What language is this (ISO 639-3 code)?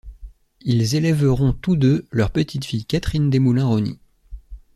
fra